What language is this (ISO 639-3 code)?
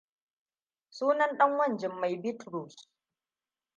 hau